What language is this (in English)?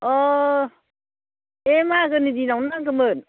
Bodo